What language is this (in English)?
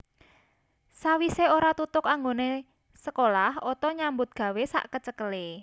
Javanese